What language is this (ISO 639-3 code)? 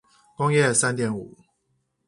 zho